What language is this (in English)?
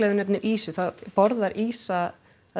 Icelandic